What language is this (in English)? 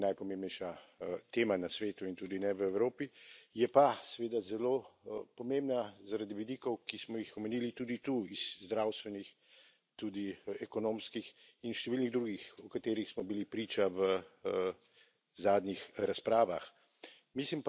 Slovenian